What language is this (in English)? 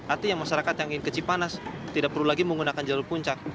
Indonesian